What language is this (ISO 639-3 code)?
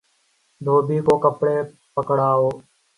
urd